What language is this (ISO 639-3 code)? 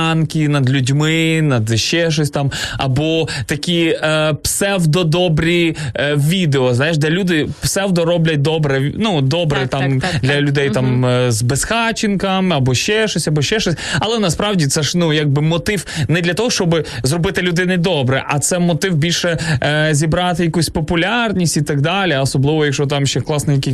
ukr